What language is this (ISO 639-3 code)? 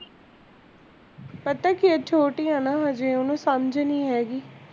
pan